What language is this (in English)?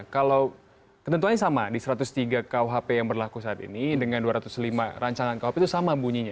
Indonesian